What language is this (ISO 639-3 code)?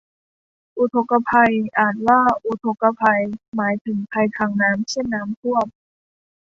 tha